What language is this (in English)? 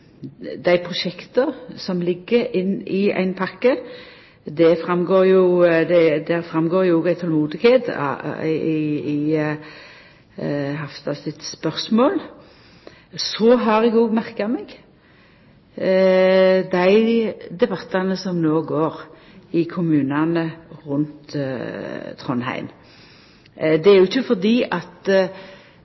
Norwegian Nynorsk